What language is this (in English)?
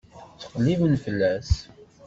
Kabyle